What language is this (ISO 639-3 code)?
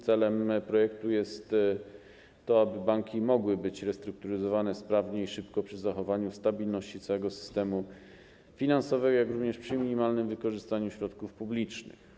pol